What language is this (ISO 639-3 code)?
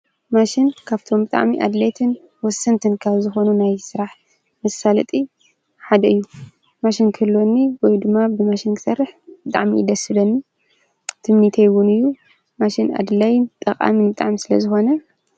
tir